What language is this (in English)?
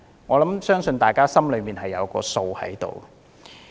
Cantonese